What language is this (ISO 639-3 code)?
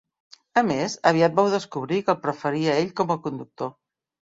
cat